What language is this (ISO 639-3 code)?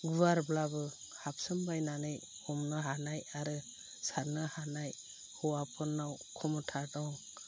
brx